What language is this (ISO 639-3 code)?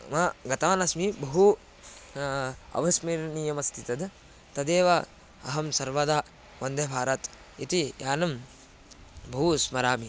san